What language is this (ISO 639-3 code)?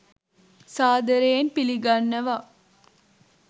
sin